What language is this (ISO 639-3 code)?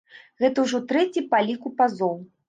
bel